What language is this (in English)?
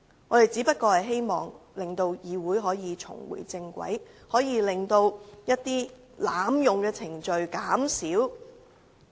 Cantonese